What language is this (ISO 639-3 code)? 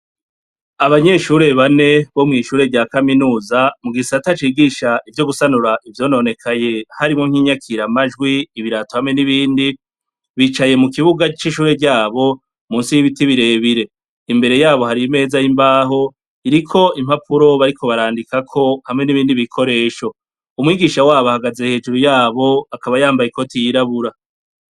run